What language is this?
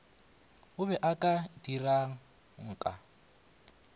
Northern Sotho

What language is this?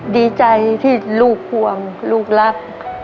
Thai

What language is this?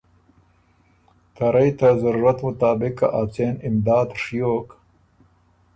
Ormuri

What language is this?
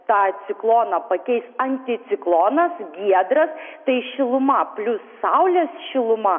Lithuanian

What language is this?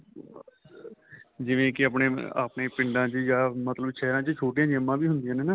Punjabi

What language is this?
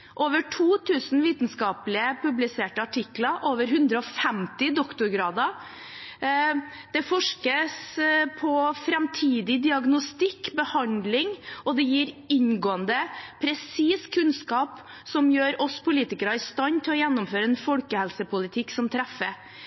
Norwegian Bokmål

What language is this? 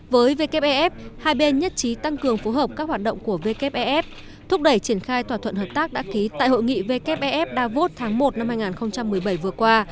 Vietnamese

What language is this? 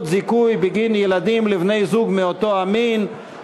Hebrew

